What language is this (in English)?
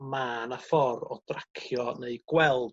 Welsh